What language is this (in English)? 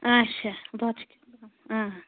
Kashmiri